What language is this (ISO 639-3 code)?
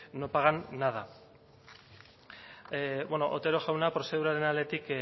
eus